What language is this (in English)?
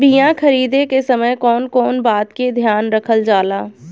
Bhojpuri